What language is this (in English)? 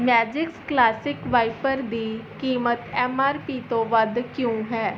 Punjabi